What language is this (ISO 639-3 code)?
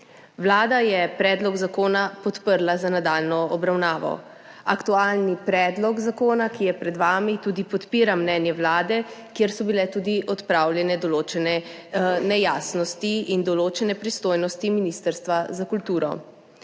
slv